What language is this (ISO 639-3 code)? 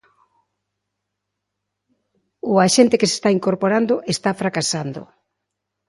glg